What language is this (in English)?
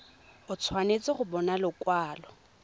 Tswana